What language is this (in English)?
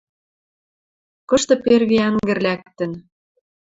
Western Mari